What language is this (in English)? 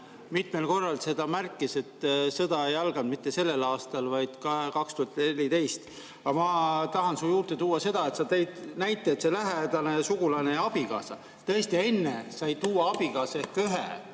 Estonian